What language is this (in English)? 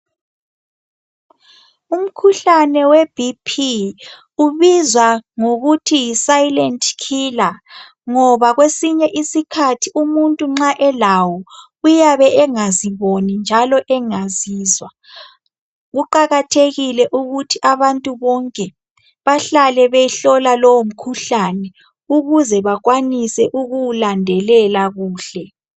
North Ndebele